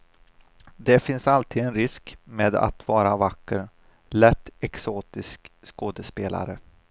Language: Swedish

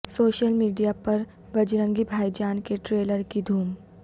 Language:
Urdu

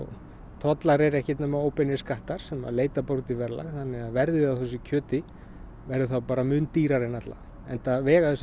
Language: Icelandic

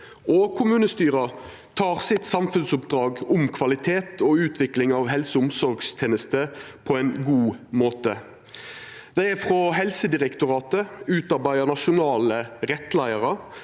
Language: Norwegian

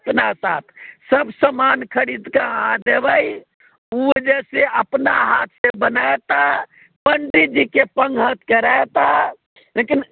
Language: Maithili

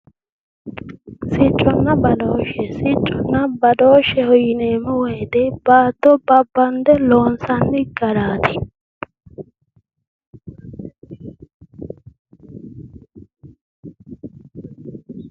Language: Sidamo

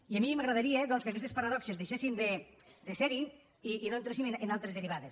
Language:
Catalan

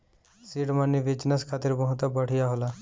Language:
Bhojpuri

